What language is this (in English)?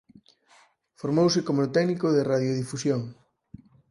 Galician